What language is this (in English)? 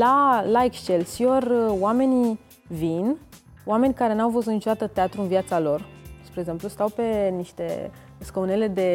Romanian